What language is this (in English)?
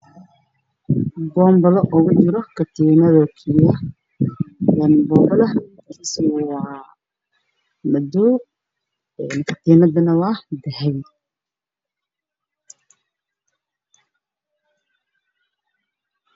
Somali